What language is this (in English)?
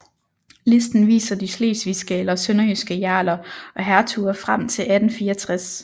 Danish